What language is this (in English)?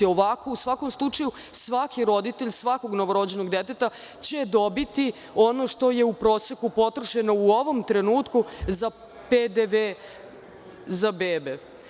Serbian